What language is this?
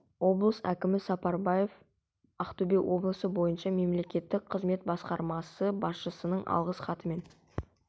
Kazakh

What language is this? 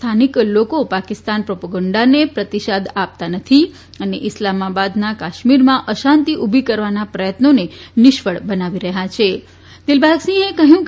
Gujarati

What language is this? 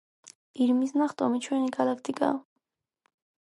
Georgian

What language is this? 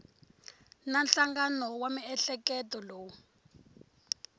Tsonga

